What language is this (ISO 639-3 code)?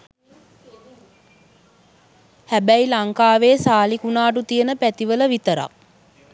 sin